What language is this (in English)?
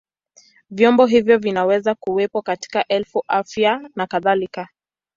Swahili